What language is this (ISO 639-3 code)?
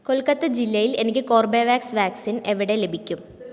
mal